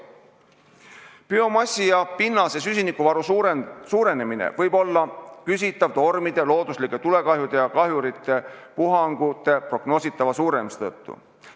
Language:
Estonian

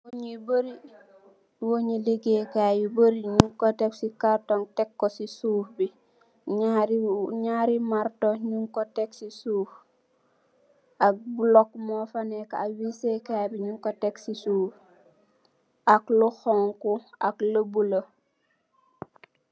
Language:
Wolof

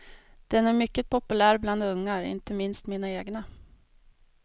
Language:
Swedish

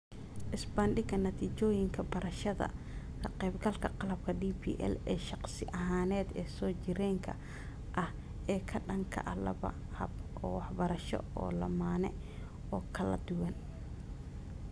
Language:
Somali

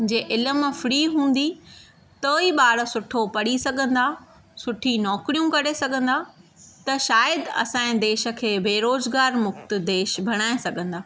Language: Sindhi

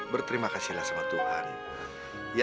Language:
Indonesian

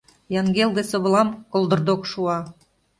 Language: Mari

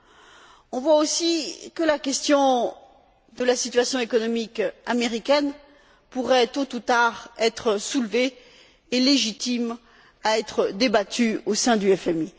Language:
French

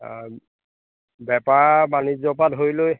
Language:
Assamese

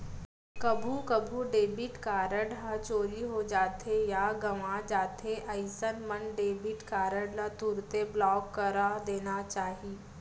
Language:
Chhattisgarhi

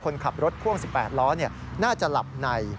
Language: Thai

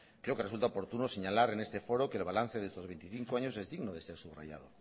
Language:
Spanish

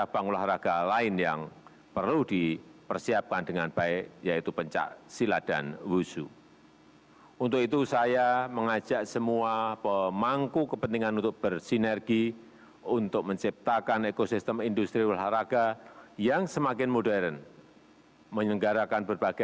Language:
Indonesian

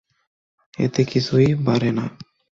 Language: Bangla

